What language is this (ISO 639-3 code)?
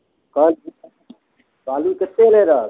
mai